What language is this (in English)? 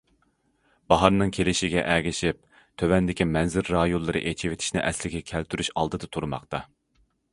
Uyghur